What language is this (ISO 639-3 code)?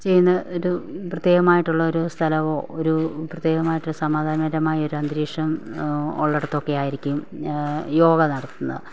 mal